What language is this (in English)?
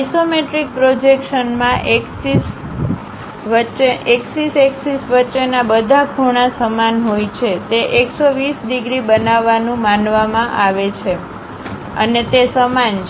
Gujarati